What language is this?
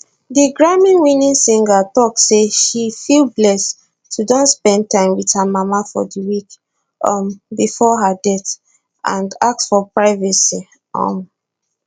Nigerian Pidgin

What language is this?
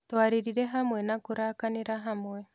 Kikuyu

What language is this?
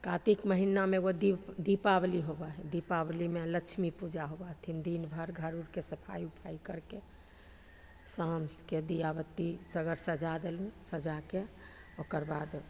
Maithili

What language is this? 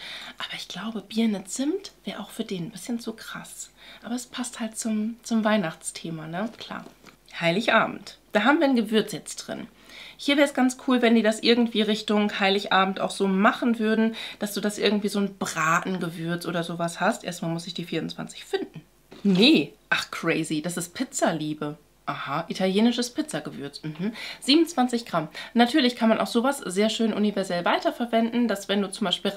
German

